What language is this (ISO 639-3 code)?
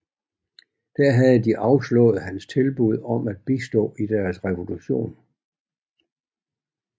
dan